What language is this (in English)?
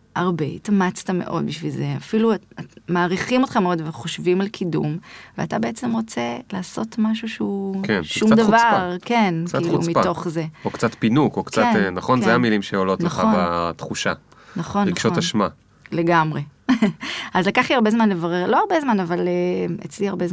Hebrew